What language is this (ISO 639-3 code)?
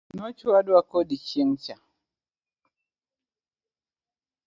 luo